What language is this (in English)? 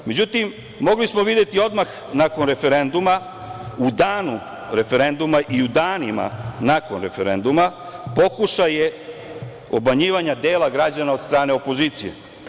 Serbian